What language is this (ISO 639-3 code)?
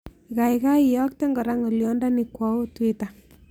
kln